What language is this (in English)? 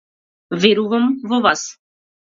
Macedonian